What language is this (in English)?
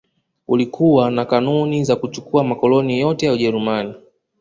Swahili